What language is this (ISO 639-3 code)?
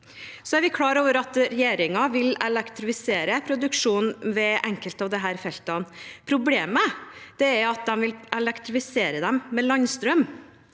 nor